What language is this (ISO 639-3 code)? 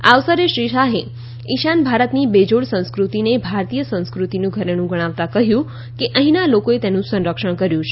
guj